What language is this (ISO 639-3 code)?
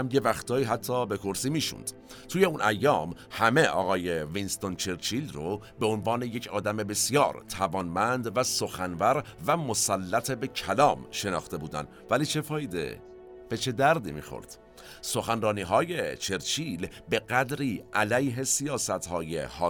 fas